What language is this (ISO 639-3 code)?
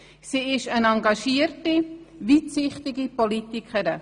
gsw